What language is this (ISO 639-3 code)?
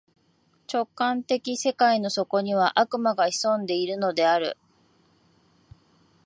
jpn